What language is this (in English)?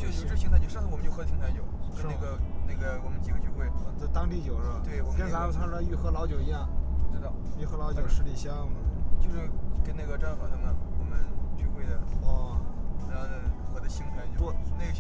Chinese